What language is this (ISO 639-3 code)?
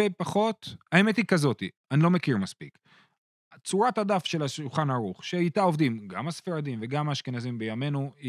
heb